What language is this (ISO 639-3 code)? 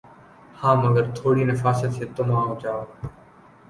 urd